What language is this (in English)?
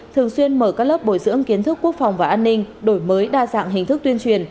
Vietnamese